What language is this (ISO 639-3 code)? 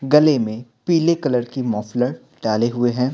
hin